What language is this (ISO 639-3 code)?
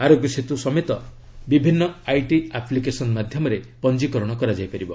ori